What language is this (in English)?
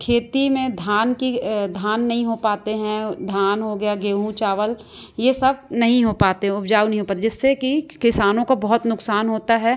Hindi